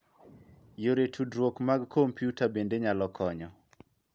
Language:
Luo (Kenya and Tanzania)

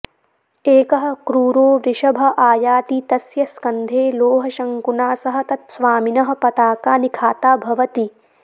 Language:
Sanskrit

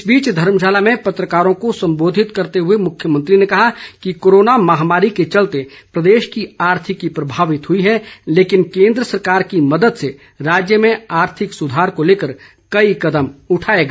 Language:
Hindi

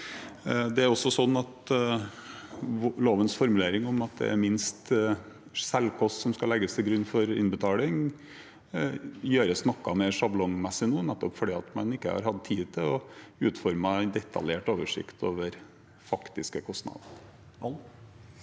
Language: Norwegian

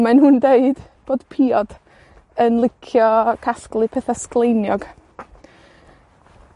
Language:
Welsh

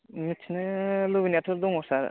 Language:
Bodo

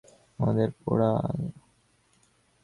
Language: Bangla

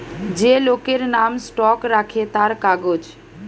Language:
Bangla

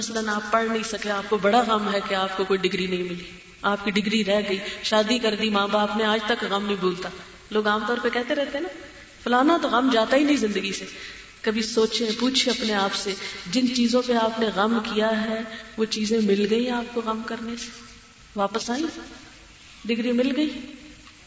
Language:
Urdu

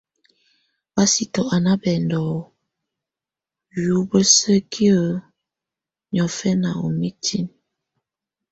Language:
Tunen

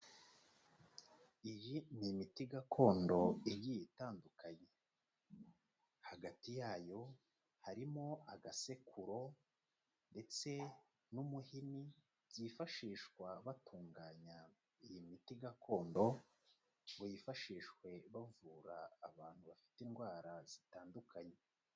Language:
Kinyarwanda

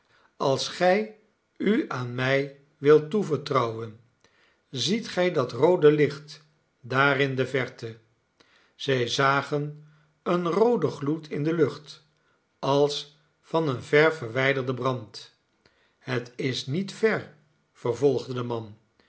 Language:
Dutch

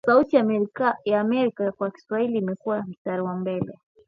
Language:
Swahili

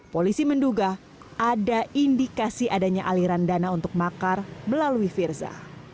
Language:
Indonesian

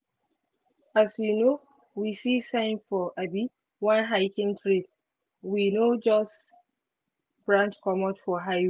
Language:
Nigerian Pidgin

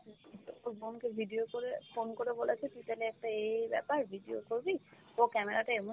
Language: Bangla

